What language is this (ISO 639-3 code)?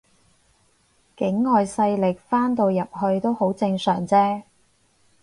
yue